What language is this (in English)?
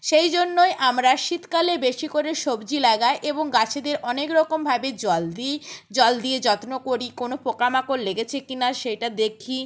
Bangla